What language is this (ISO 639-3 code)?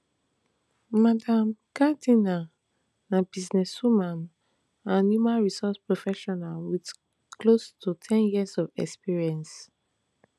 pcm